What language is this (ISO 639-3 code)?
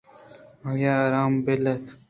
bgp